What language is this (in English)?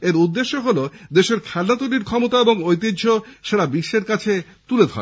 Bangla